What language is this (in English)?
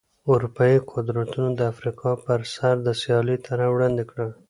Pashto